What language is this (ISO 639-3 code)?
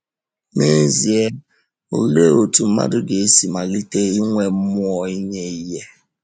ibo